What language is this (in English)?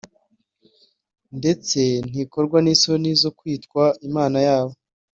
Kinyarwanda